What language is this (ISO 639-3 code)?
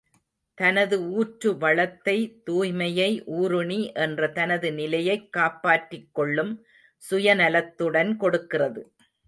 tam